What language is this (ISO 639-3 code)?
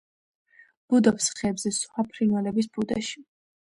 kat